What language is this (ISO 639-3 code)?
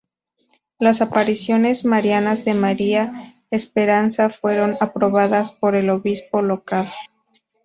spa